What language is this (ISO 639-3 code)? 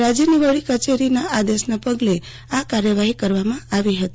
guj